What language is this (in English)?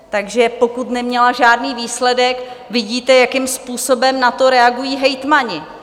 Czech